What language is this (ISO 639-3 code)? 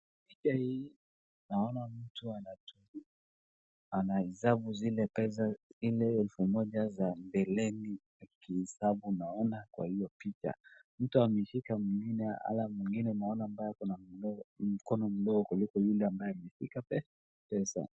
swa